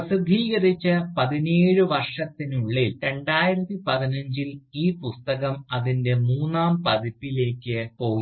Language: Malayalam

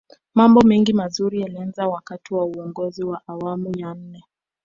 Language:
Swahili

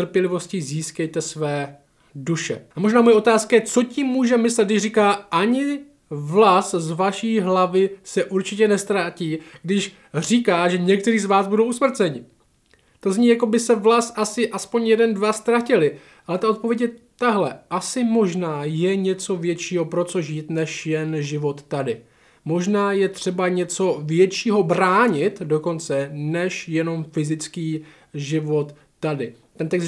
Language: Czech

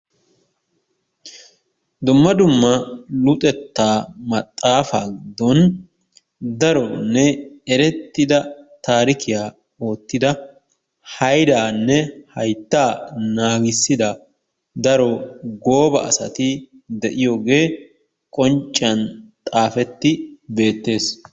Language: Wolaytta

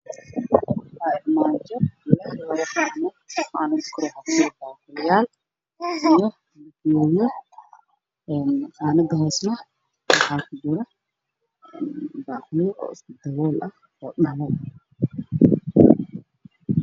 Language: Somali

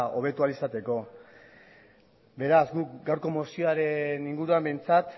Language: Basque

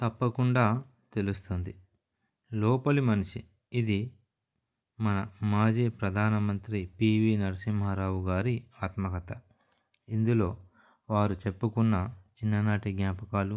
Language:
Telugu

